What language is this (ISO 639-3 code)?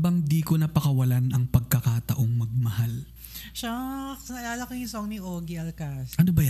fil